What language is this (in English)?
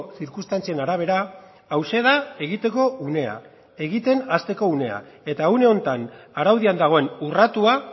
Basque